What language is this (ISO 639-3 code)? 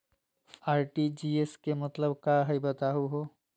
mag